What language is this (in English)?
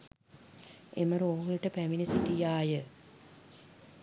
Sinhala